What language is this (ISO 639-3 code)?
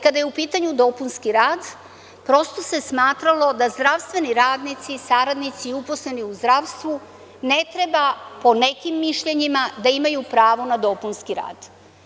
srp